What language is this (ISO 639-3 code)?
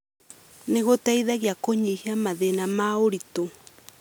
kik